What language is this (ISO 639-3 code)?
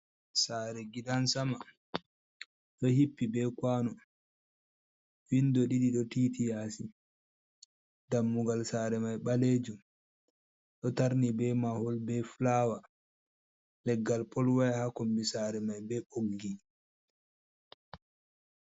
ful